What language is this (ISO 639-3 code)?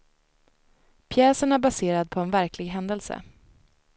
swe